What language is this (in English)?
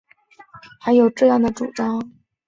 Chinese